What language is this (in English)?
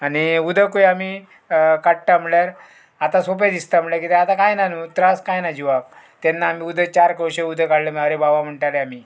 Konkani